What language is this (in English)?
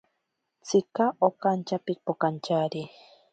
Ashéninka Perené